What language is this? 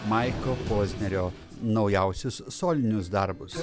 Lithuanian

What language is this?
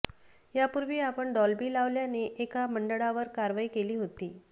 Marathi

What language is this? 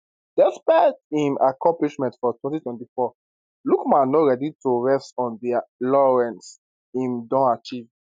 Nigerian Pidgin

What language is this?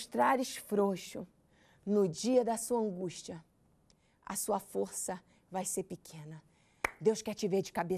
Portuguese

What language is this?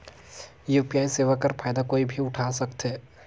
Chhattisgarhi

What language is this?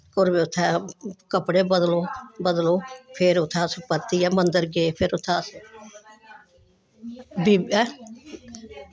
Dogri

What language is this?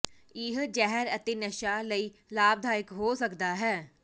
Punjabi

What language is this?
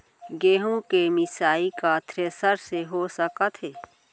Chhattisgarhi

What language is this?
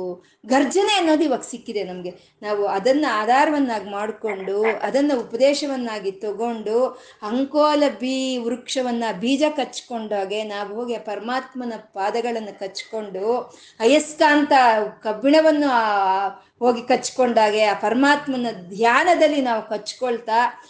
Kannada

